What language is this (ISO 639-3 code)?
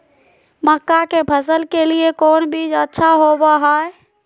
mag